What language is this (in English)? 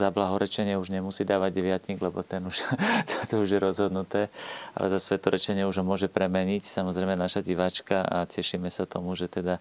Slovak